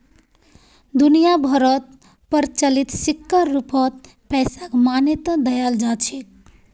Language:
Magahi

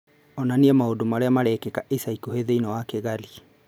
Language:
Kikuyu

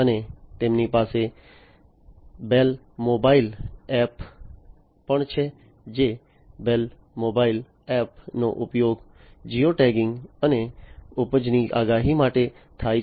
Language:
Gujarati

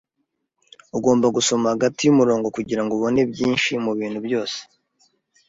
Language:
Kinyarwanda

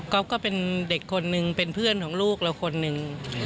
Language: Thai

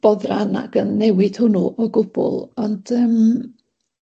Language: Welsh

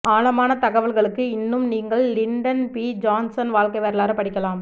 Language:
Tamil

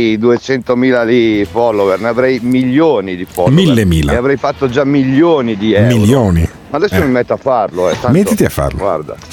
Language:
Italian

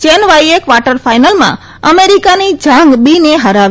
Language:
Gujarati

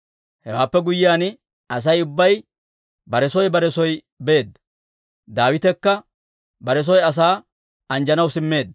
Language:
Dawro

